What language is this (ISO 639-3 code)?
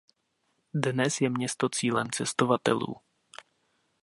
ces